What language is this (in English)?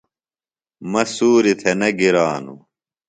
Phalura